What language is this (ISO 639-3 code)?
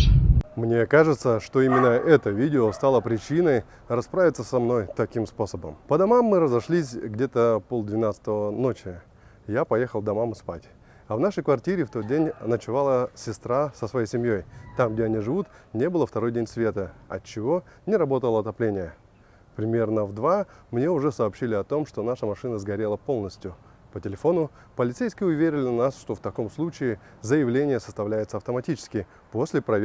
rus